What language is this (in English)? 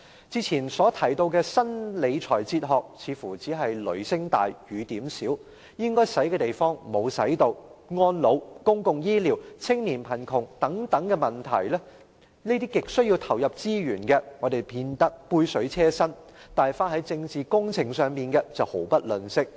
Cantonese